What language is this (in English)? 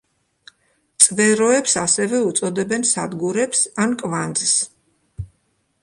Georgian